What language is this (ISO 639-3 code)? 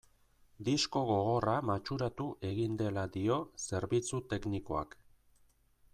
eus